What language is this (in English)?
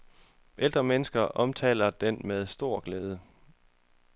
Danish